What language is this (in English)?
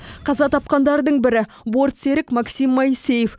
Kazakh